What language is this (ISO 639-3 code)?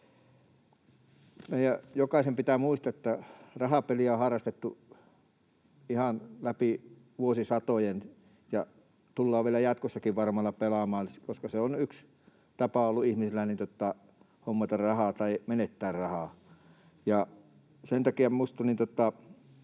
fin